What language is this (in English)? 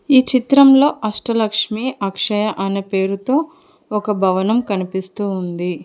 Telugu